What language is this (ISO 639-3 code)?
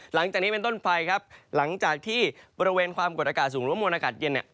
tha